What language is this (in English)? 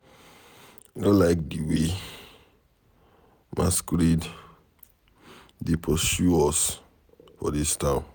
Nigerian Pidgin